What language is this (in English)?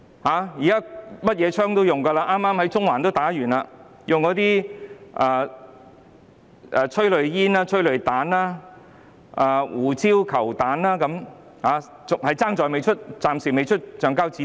Cantonese